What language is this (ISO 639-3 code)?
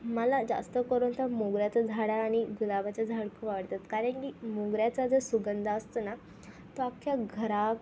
mar